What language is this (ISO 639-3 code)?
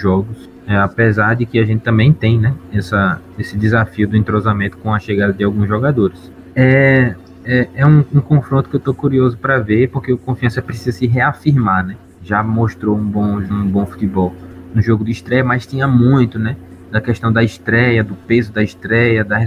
por